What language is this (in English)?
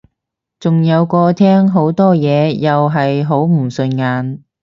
Cantonese